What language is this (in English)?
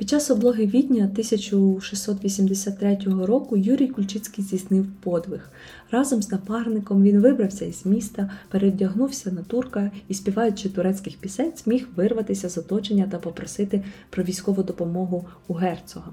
Ukrainian